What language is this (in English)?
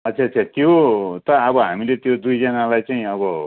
Nepali